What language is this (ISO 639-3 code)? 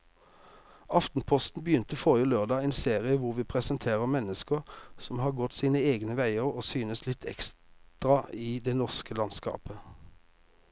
nor